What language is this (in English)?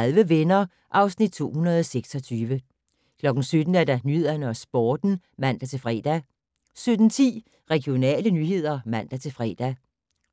Danish